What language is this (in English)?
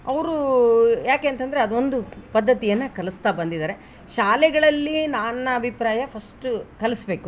Kannada